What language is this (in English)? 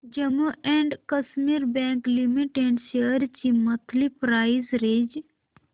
Marathi